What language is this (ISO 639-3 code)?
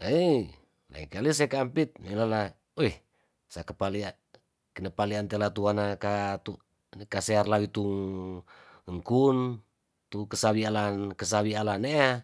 tdn